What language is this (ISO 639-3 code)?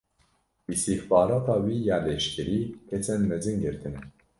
kur